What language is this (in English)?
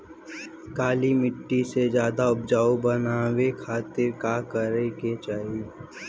Bhojpuri